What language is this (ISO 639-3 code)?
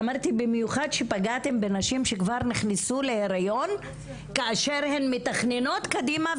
heb